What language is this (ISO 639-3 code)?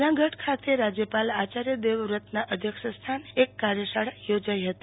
guj